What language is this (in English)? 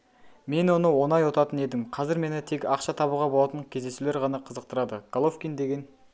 Kazakh